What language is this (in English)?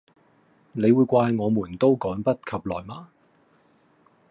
Cantonese